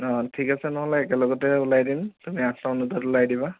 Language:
Assamese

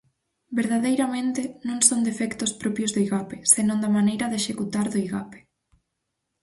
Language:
Galician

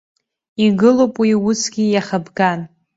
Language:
Abkhazian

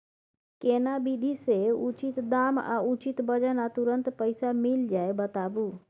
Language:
Maithili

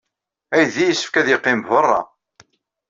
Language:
Kabyle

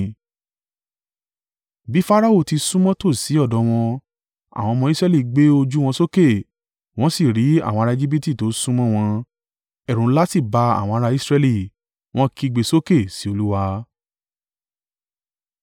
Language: Yoruba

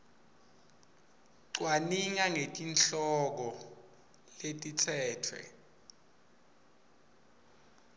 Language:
Swati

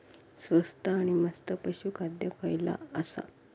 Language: Marathi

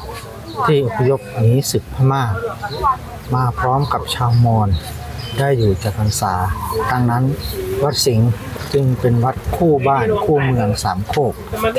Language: Thai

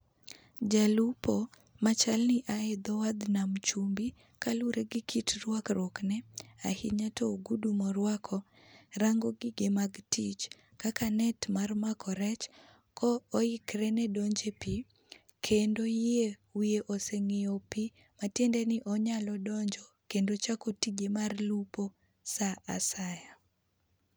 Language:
Luo (Kenya and Tanzania)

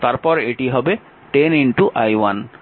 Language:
Bangla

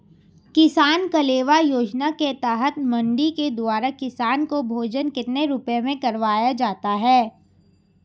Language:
Hindi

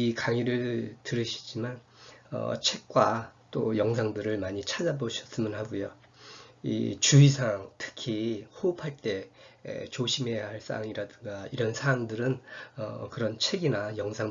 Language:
Korean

